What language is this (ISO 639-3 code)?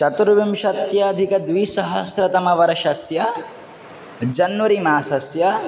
san